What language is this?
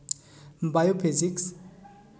Santali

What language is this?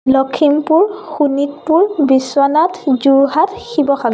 Assamese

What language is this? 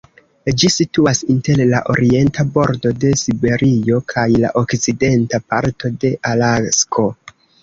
Esperanto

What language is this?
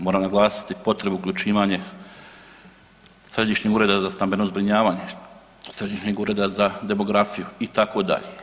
Croatian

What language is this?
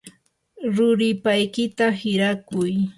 Yanahuanca Pasco Quechua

